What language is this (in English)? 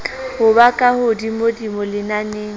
Southern Sotho